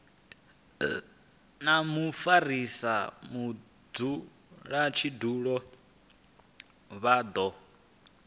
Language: Venda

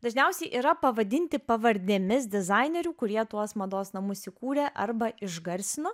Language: Lithuanian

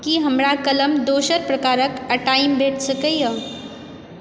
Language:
Maithili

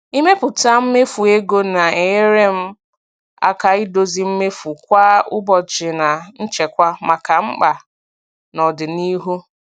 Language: Igbo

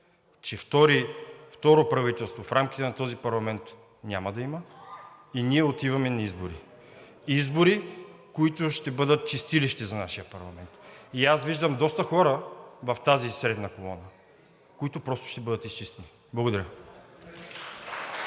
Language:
Bulgarian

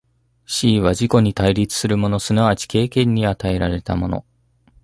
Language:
Japanese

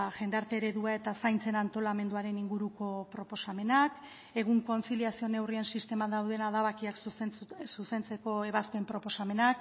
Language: Basque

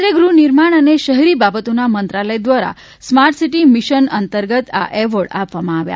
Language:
Gujarati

